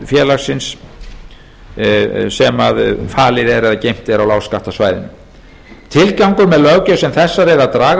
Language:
Icelandic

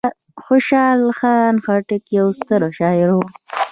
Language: Pashto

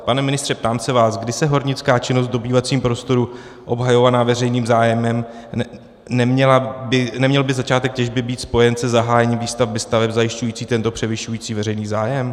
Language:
Czech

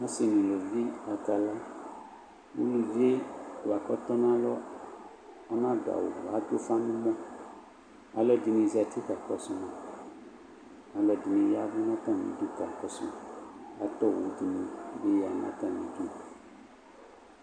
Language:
Ikposo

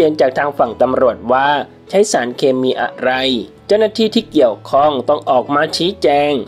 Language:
Thai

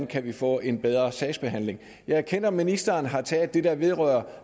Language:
Danish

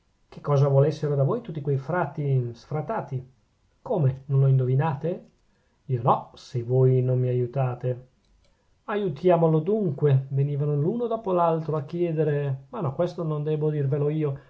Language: Italian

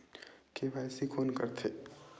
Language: Chhattisgarhi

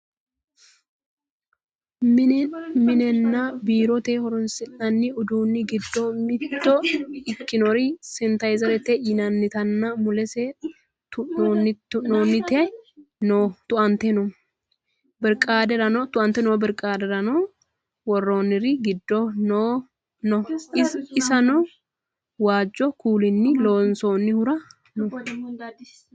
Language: Sidamo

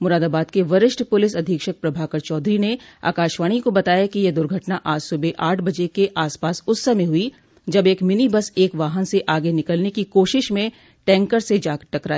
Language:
Hindi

